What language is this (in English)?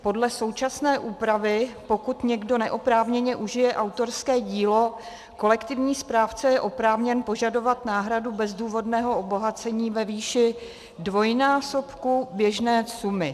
Czech